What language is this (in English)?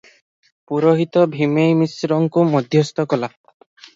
Odia